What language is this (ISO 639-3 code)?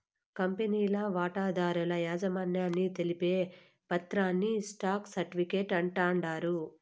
tel